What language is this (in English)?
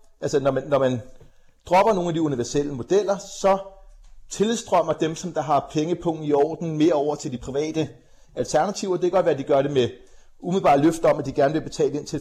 Danish